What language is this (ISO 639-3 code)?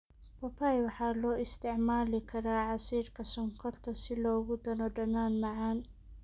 som